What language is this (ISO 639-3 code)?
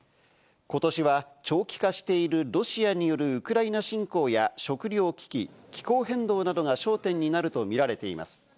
jpn